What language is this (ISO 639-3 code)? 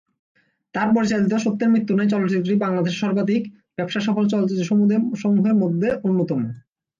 ben